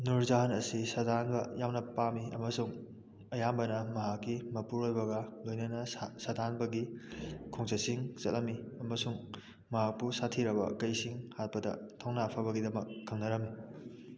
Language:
Manipuri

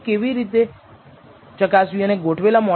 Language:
Gujarati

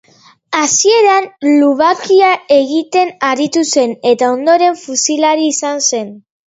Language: Basque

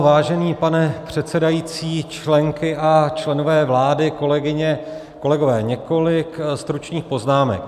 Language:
Czech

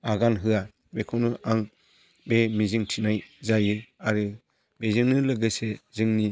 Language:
Bodo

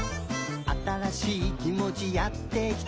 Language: Japanese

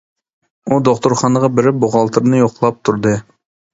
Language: Uyghur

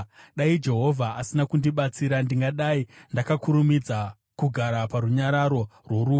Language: Shona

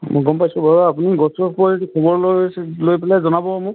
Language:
Assamese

